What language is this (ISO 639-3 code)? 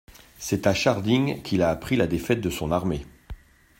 fra